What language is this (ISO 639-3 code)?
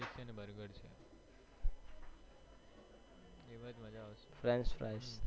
guj